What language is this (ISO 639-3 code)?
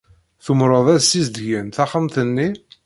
kab